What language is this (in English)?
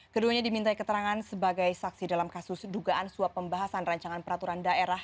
Indonesian